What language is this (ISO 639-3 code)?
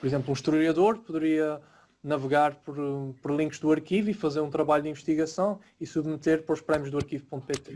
por